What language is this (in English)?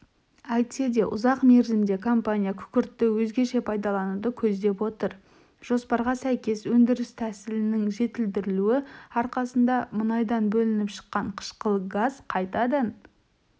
Kazakh